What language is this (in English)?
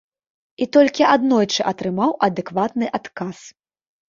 Belarusian